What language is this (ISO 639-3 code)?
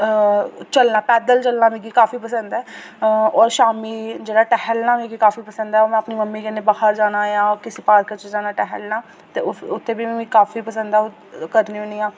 doi